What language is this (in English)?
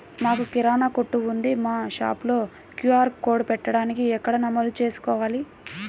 Telugu